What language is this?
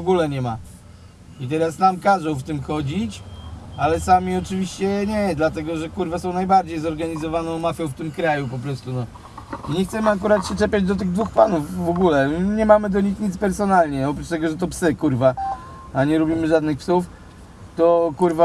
Polish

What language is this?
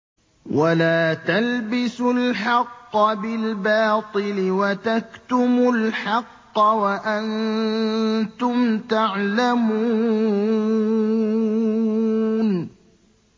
Arabic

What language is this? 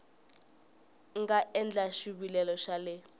Tsonga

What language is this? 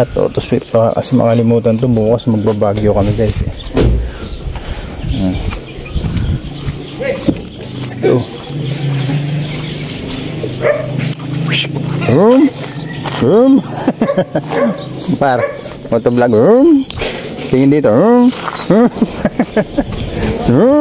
Filipino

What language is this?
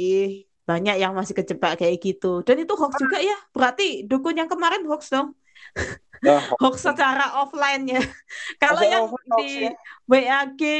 Indonesian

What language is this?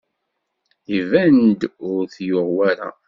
Kabyle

